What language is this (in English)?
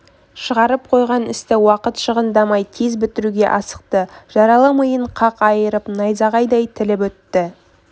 Kazakh